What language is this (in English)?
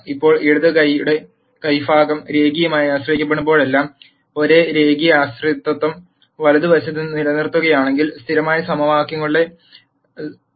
Malayalam